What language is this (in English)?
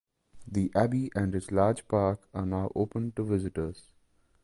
English